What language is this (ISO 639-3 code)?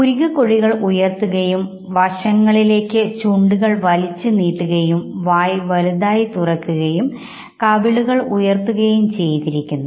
mal